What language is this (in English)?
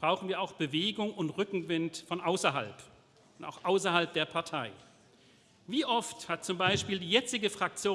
German